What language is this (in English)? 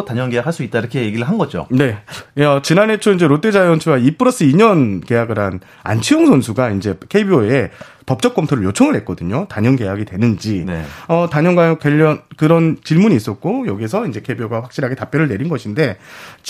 Korean